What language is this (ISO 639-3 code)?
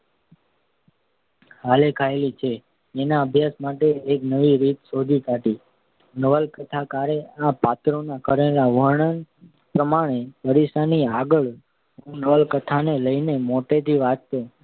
guj